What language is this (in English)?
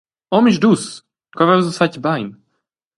Romansh